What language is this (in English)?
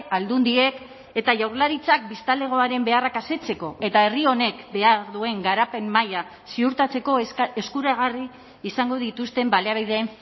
Basque